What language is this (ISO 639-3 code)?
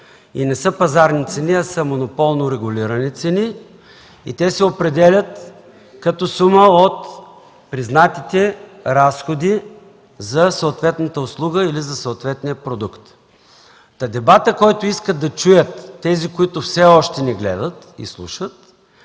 bul